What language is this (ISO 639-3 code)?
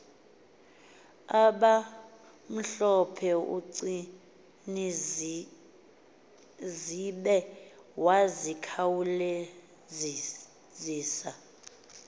xho